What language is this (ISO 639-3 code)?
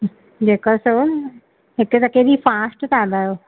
snd